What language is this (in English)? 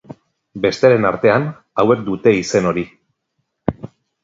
Basque